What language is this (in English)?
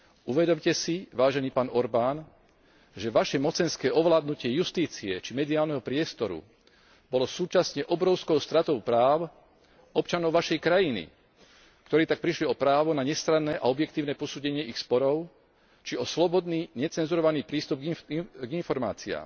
Slovak